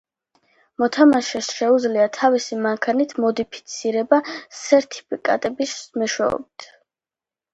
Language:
Georgian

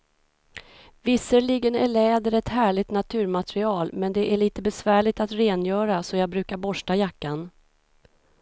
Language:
Swedish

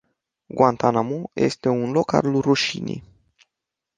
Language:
Romanian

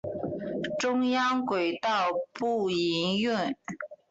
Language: Chinese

